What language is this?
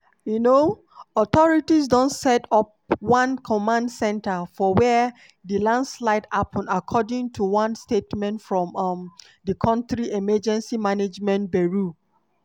Nigerian Pidgin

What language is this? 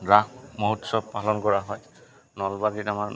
Assamese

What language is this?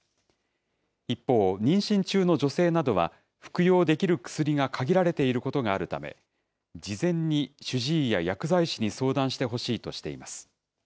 Japanese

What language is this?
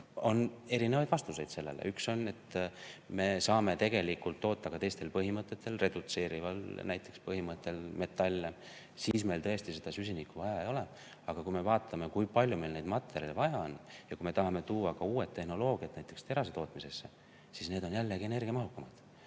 Estonian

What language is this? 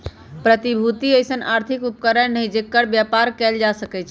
Magahi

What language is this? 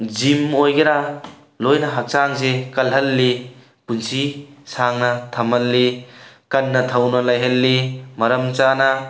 Manipuri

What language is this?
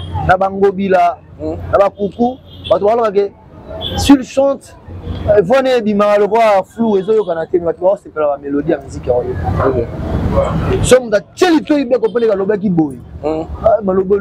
French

